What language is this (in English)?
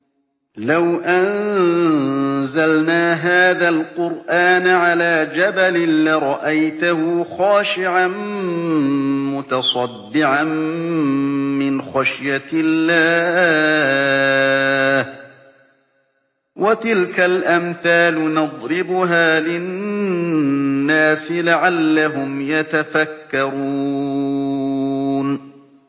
Arabic